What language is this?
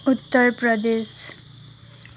Nepali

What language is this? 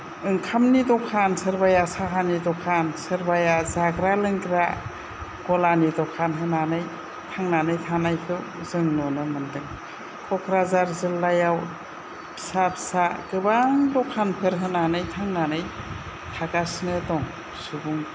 Bodo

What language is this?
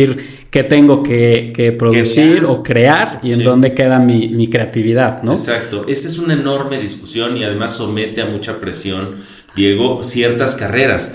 Spanish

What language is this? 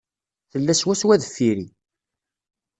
Kabyle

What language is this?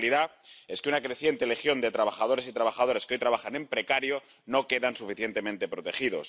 Spanish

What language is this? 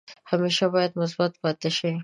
Pashto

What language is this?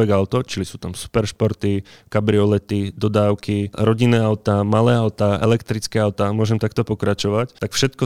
Slovak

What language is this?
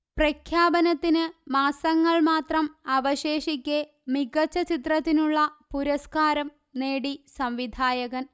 Malayalam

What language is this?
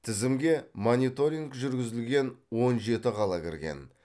Kazakh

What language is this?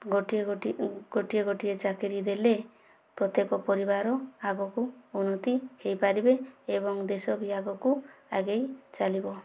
Odia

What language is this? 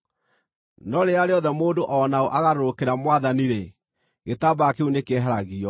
Kikuyu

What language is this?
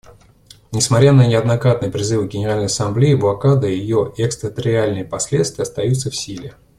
Russian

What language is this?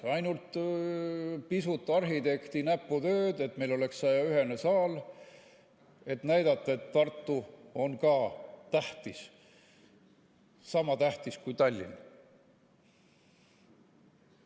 Estonian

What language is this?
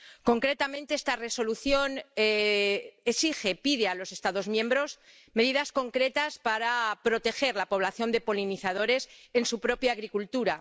Spanish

